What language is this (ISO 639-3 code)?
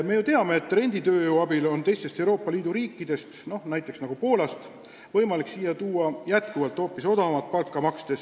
est